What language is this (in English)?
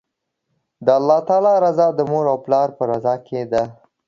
Pashto